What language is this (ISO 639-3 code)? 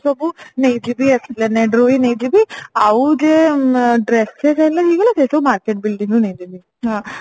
ori